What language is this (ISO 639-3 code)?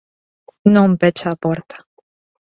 glg